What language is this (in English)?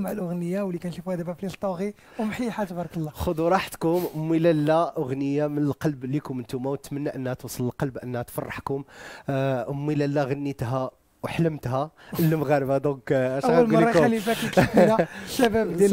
Arabic